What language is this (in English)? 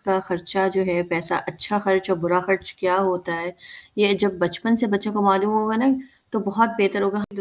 Urdu